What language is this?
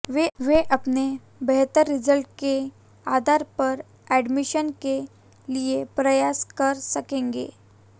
Hindi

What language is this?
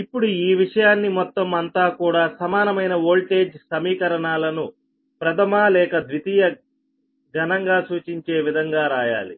Telugu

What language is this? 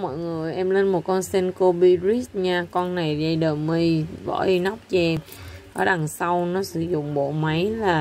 Vietnamese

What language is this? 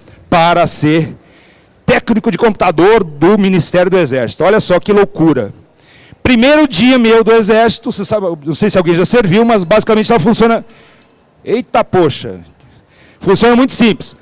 Portuguese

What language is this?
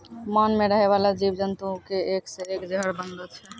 Maithili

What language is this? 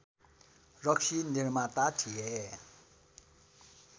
Nepali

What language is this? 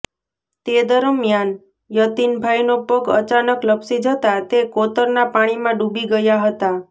Gujarati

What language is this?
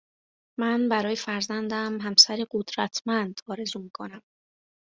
Persian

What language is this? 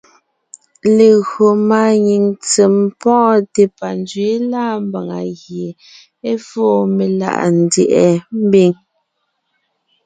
Ngiemboon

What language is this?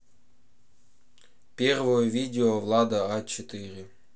Russian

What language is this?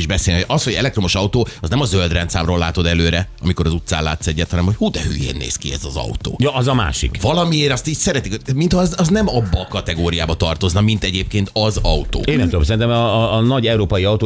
Hungarian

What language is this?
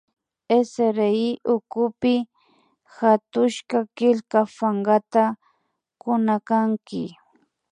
Imbabura Highland Quichua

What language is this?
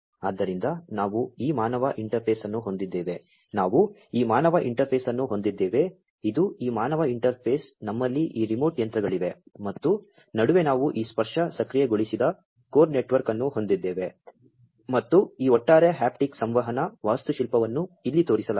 Kannada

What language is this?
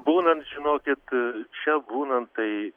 Lithuanian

